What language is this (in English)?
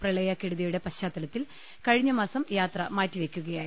Malayalam